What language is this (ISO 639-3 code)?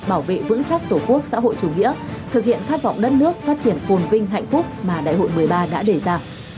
vie